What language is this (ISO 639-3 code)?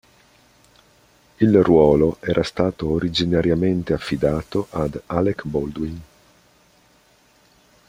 ita